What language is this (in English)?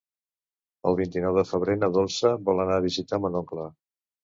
Catalan